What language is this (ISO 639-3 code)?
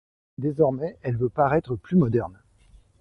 fra